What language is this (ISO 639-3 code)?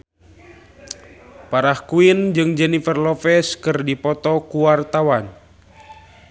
sun